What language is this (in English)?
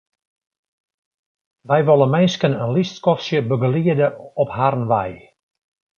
Western Frisian